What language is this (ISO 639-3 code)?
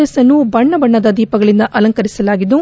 kan